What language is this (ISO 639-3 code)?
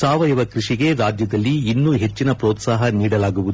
kan